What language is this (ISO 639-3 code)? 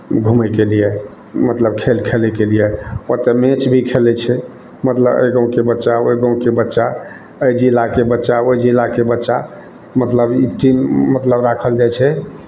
mai